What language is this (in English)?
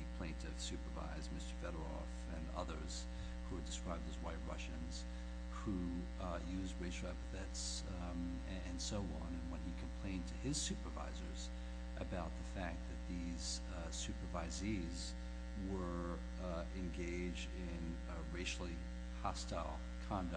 English